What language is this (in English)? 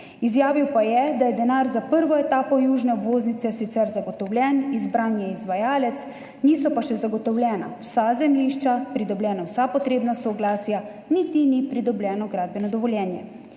Slovenian